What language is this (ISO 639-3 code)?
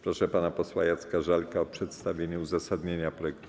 pol